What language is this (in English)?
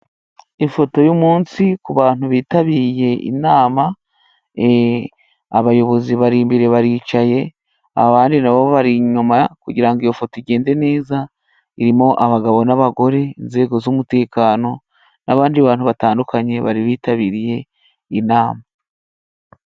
Kinyarwanda